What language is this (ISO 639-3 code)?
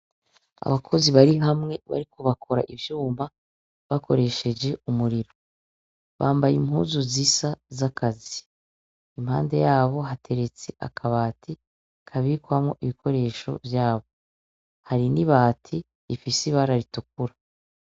run